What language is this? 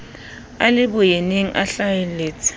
Southern Sotho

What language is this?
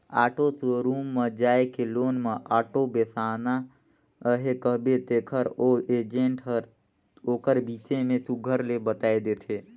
Chhattisgarhi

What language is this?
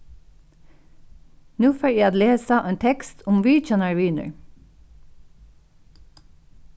Faroese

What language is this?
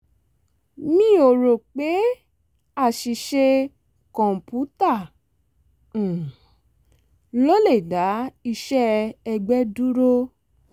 Yoruba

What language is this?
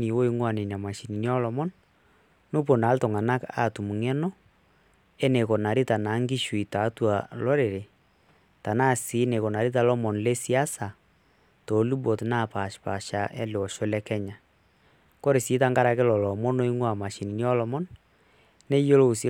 Masai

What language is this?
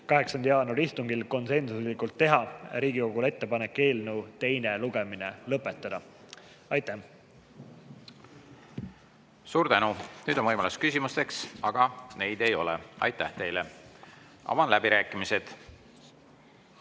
Estonian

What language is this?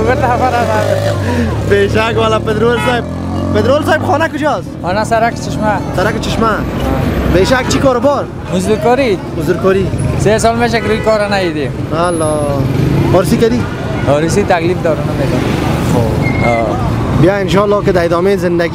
Persian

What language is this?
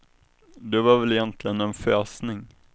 Swedish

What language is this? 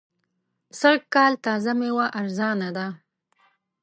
Pashto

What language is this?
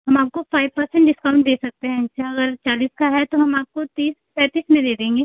Hindi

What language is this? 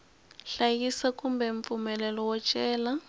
Tsonga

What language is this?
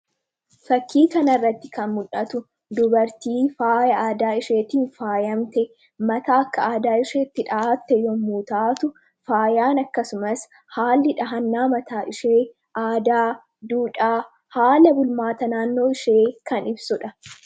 Oromo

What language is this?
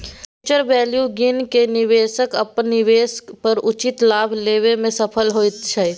Maithili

